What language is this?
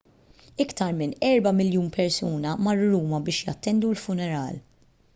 Maltese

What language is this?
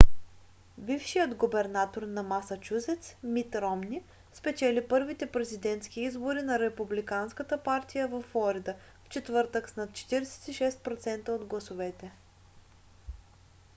Bulgarian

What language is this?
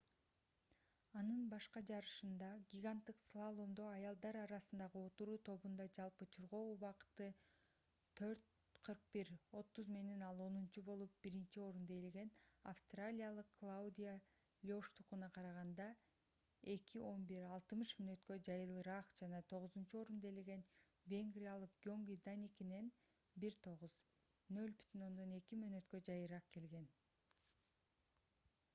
Kyrgyz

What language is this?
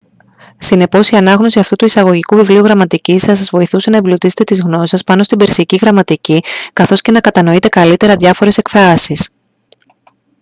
Greek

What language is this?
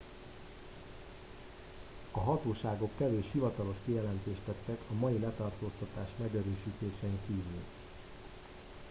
Hungarian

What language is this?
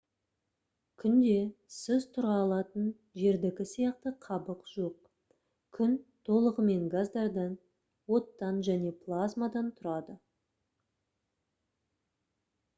Kazakh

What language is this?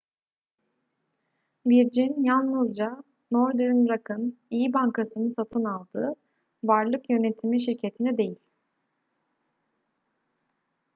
Turkish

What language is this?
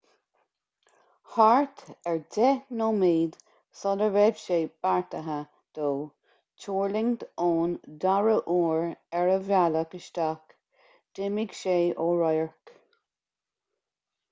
Irish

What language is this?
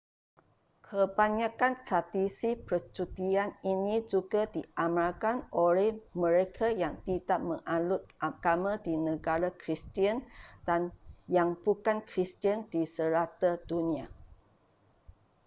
Malay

